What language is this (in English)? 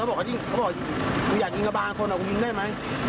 Thai